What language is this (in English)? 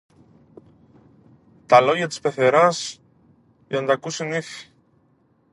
Greek